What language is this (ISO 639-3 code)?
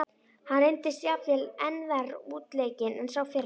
isl